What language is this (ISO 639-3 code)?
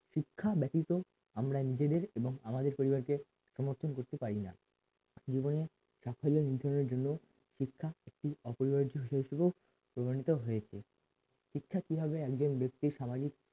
ben